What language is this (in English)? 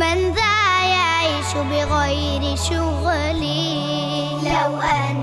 Arabic